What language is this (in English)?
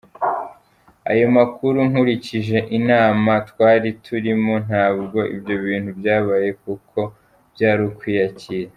Kinyarwanda